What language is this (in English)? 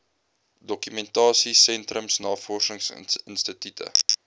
Afrikaans